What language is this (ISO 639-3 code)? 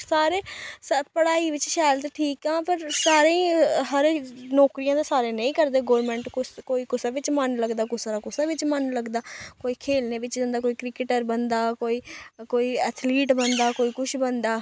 doi